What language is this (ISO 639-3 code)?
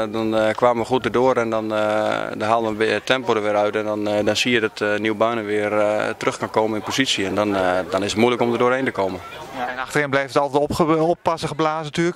nld